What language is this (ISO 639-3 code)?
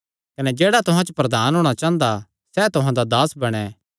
xnr